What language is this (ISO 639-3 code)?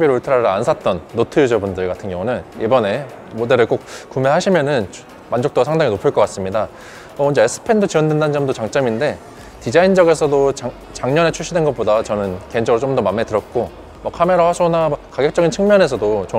kor